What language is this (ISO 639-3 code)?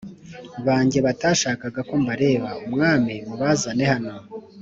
kin